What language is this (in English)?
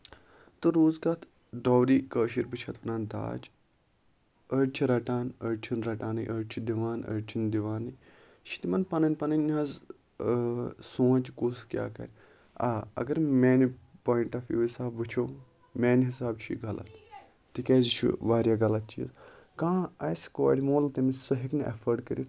Kashmiri